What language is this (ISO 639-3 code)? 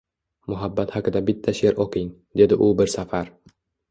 uzb